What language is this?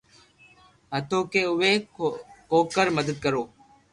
Loarki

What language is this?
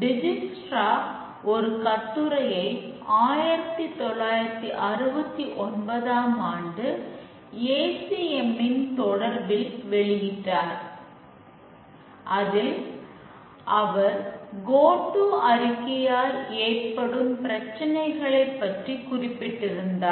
Tamil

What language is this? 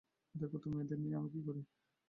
Bangla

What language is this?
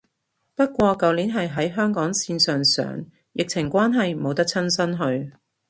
Cantonese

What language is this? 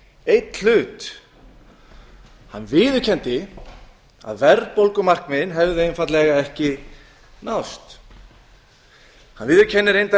Icelandic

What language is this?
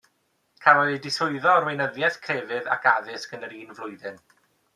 Welsh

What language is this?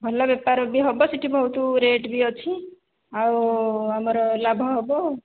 Odia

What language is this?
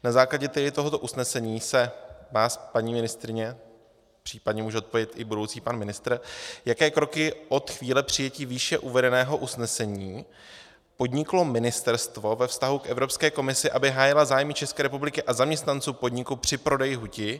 Czech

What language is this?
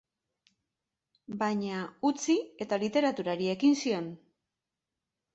Basque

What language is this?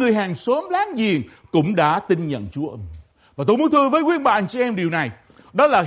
Vietnamese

